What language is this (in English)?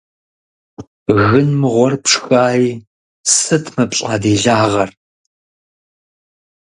Kabardian